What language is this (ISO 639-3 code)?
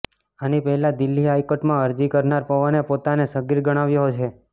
guj